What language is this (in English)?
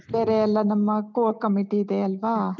Kannada